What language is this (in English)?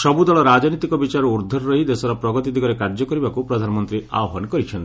Odia